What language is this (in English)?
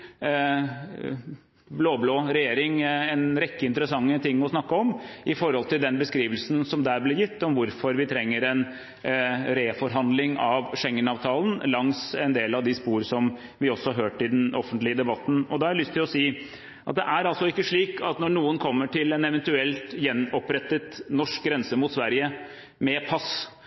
Norwegian Bokmål